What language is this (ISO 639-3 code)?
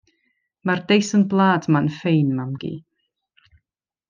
cym